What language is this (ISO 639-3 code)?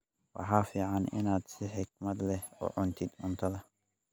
som